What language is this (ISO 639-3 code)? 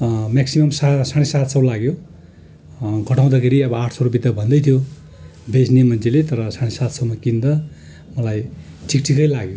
nep